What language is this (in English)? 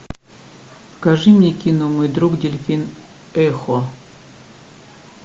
Russian